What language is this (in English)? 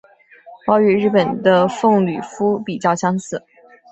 Chinese